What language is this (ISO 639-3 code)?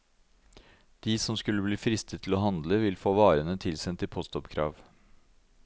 nor